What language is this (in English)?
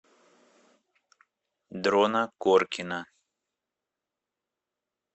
Russian